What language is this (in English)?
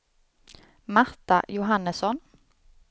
Swedish